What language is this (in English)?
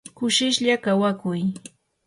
Yanahuanca Pasco Quechua